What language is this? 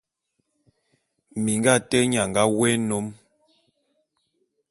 Bulu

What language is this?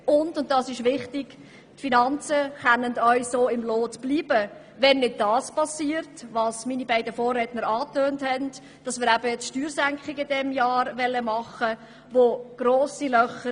Swiss German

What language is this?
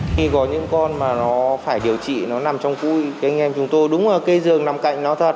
Vietnamese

